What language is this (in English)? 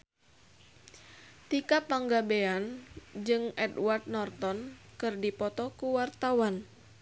Sundanese